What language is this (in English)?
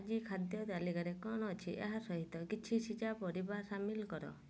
Odia